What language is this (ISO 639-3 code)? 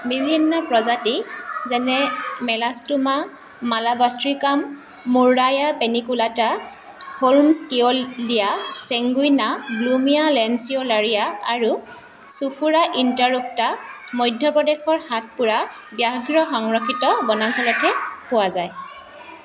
asm